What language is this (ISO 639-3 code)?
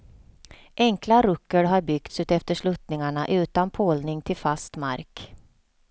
swe